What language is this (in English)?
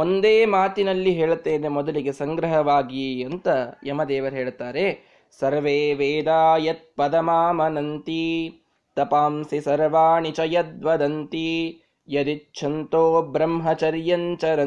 Kannada